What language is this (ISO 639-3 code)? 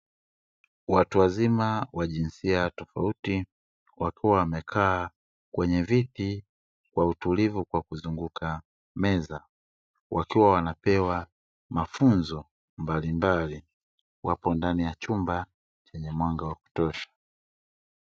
swa